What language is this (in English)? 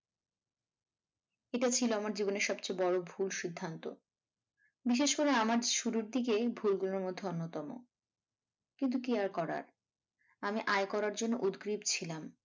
Bangla